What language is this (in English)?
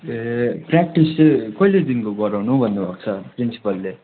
Nepali